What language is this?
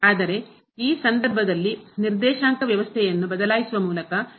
Kannada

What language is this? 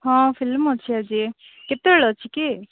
Odia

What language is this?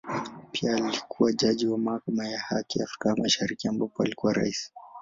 Swahili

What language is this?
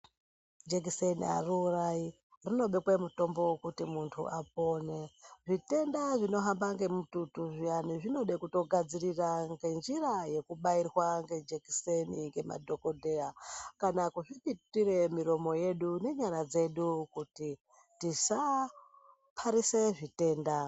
Ndau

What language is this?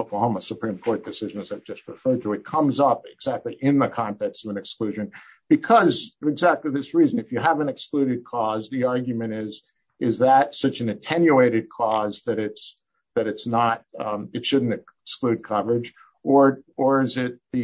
English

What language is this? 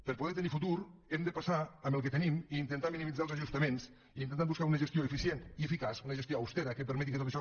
Catalan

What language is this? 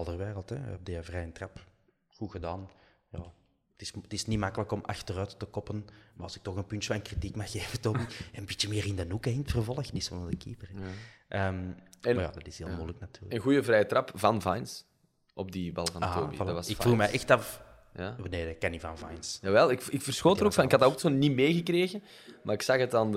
Dutch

